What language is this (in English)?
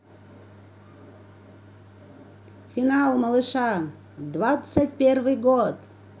Russian